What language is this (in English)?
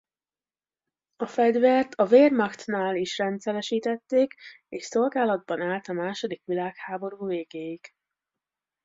Hungarian